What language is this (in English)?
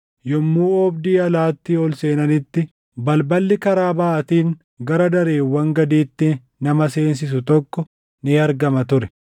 Oromo